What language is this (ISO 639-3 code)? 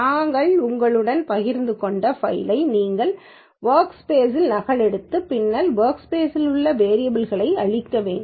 tam